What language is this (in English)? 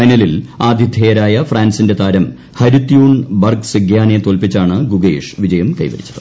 Malayalam